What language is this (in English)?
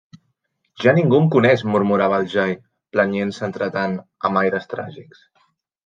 Catalan